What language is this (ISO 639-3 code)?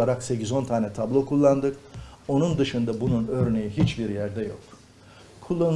tur